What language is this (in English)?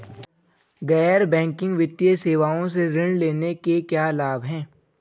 Hindi